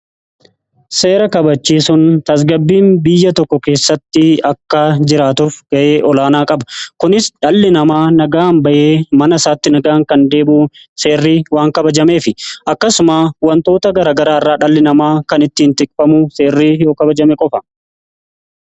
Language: Oromo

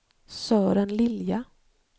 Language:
Swedish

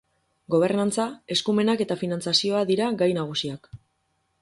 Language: Basque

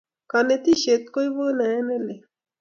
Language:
Kalenjin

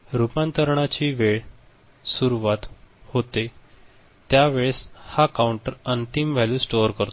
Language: Marathi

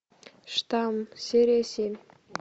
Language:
Russian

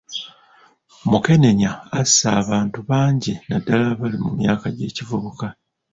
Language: Ganda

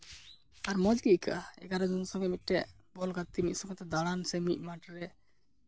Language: Santali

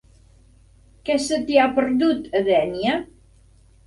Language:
Catalan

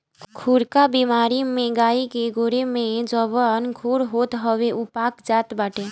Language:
Bhojpuri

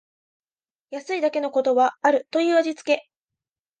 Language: Japanese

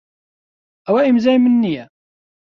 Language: Central Kurdish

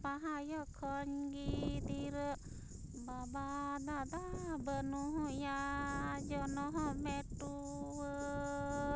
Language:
Santali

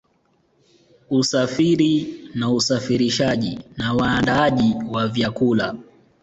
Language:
Swahili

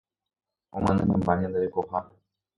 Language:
Guarani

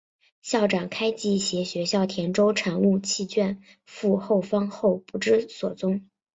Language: Chinese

